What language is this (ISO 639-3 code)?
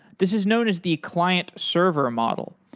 eng